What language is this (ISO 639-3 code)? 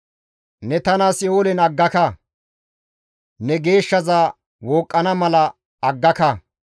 gmv